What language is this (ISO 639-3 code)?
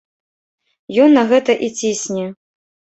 bel